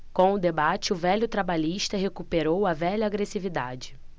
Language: Portuguese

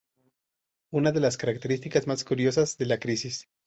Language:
Spanish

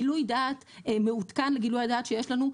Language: Hebrew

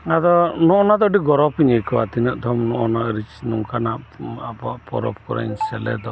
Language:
Santali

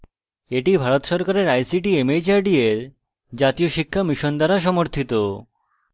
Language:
Bangla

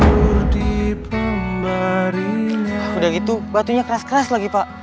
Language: Indonesian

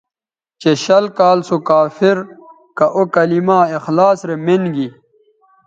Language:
Bateri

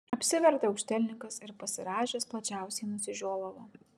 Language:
Lithuanian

